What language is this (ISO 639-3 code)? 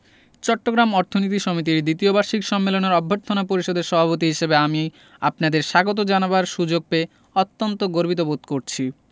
ben